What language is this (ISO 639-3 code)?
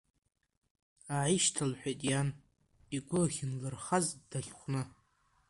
abk